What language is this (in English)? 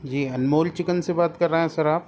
Urdu